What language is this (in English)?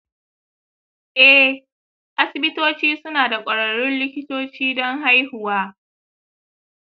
Hausa